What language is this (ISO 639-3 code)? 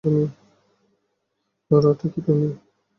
ben